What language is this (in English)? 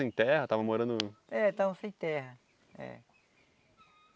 Portuguese